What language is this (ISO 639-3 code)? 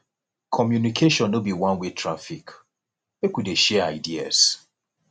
pcm